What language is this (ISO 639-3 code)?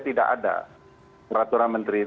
ind